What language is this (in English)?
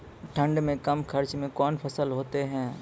Maithili